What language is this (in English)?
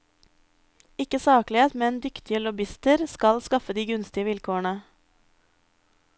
Norwegian